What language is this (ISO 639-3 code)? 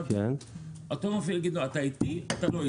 heb